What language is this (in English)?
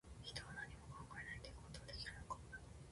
Japanese